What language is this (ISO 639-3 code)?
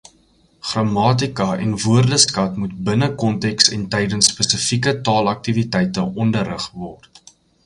afr